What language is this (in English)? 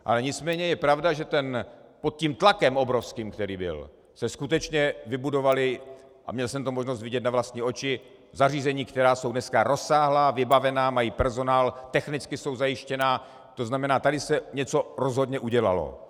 Czech